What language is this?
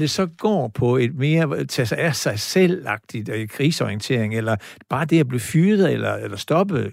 Danish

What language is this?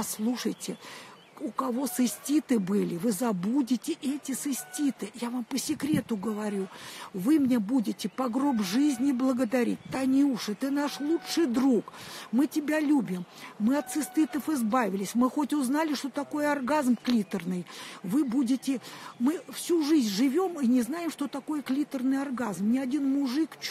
Russian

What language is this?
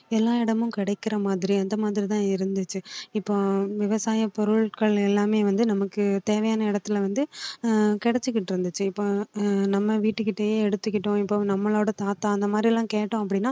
Tamil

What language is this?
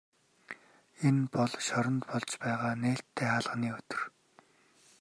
Mongolian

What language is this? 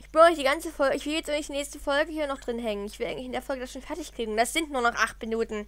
German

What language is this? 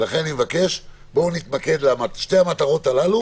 Hebrew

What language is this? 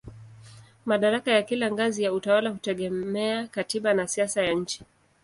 Swahili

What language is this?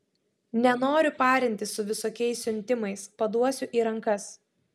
Lithuanian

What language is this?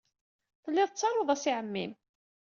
Kabyle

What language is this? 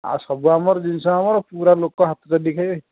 Odia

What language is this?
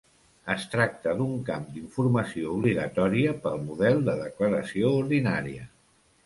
Catalan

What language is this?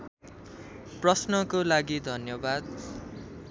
Nepali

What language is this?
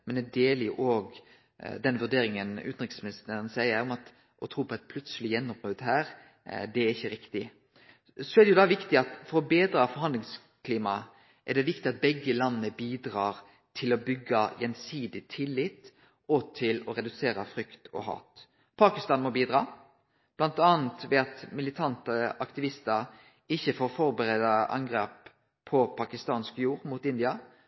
Norwegian Nynorsk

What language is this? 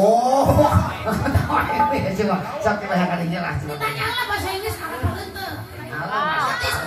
Indonesian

